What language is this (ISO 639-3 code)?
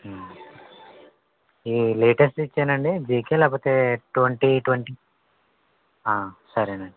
tel